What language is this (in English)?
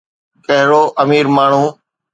Sindhi